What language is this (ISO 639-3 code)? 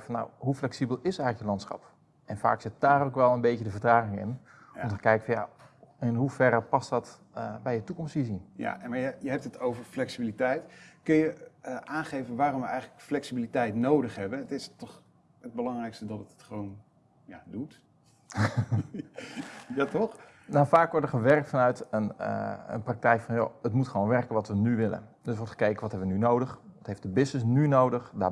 nld